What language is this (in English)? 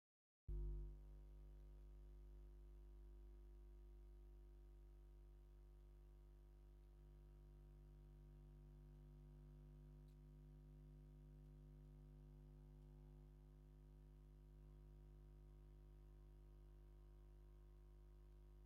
Tigrinya